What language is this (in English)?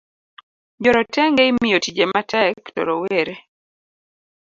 Luo (Kenya and Tanzania)